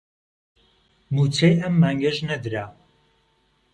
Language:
Central Kurdish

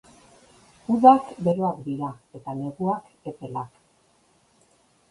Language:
Basque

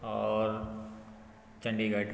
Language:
Hindi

